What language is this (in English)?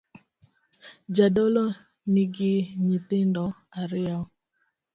Luo (Kenya and Tanzania)